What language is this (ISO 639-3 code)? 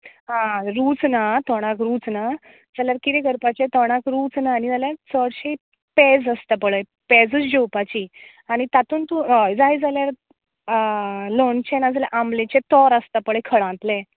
kok